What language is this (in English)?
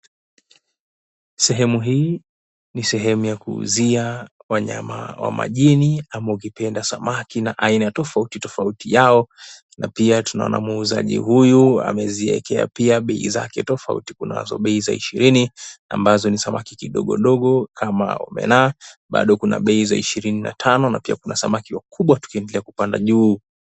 Swahili